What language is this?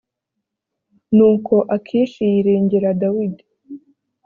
Kinyarwanda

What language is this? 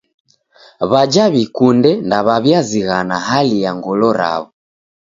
Taita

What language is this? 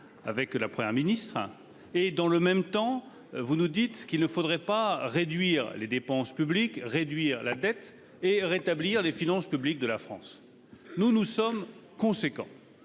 French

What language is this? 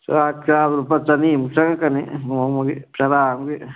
Manipuri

